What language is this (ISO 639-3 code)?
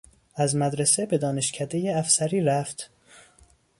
fas